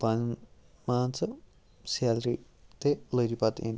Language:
Kashmiri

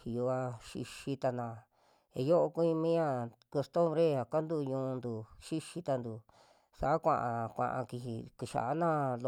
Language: Western Juxtlahuaca Mixtec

